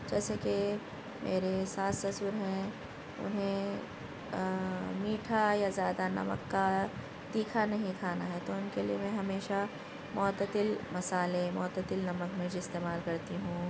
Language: Urdu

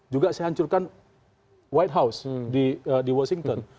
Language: Indonesian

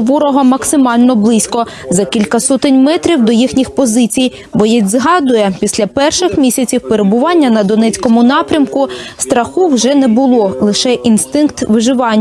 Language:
Ukrainian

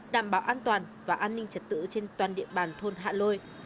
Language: Vietnamese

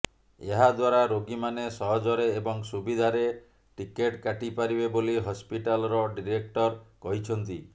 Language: Odia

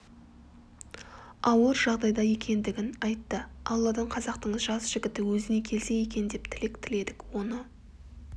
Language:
Kazakh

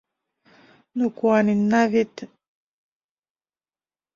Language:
Mari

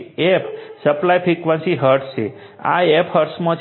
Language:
Gujarati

